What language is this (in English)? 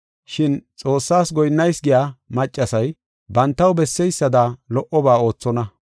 Gofa